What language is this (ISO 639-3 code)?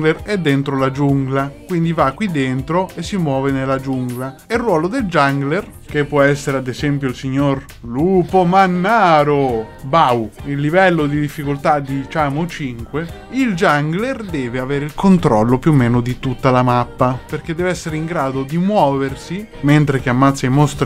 ita